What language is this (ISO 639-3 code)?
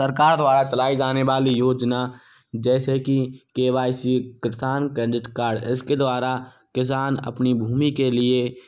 hin